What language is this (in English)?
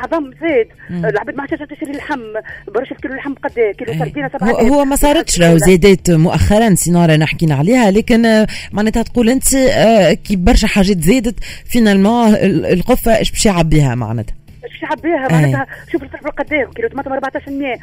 Arabic